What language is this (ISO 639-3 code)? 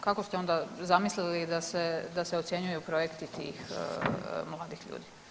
hrv